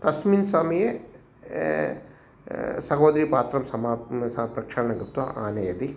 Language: Sanskrit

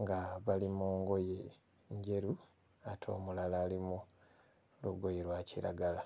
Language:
Ganda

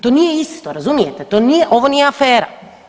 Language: Croatian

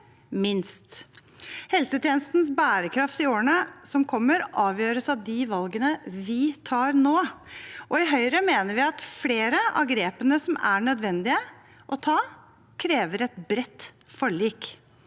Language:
Norwegian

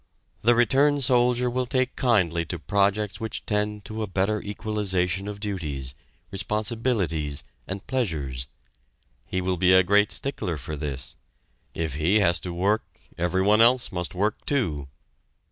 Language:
English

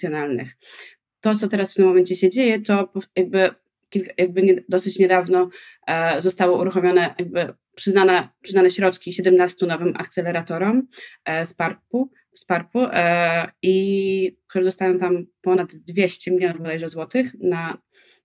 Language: Polish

